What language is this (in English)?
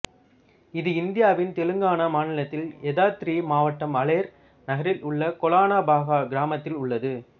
Tamil